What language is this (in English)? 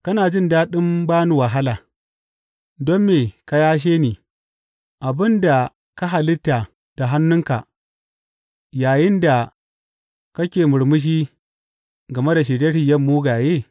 Hausa